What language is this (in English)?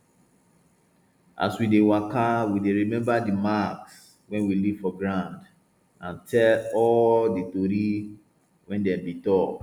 Nigerian Pidgin